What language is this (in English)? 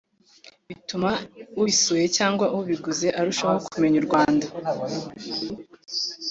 Kinyarwanda